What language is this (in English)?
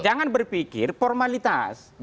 Indonesian